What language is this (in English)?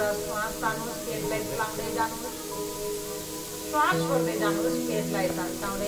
Romanian